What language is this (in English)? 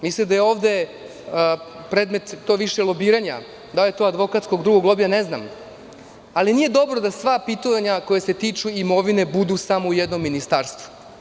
Serbian